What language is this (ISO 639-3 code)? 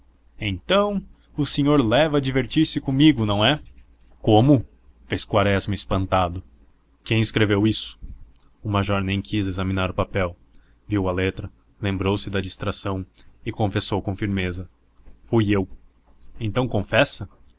por